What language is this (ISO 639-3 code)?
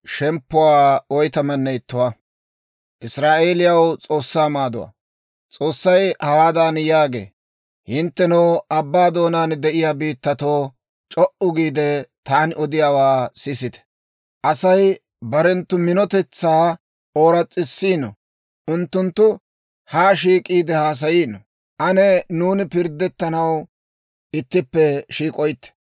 dwr